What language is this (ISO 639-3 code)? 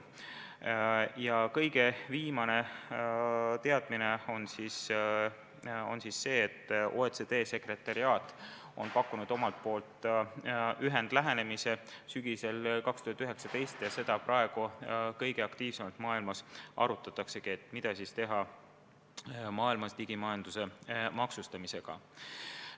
est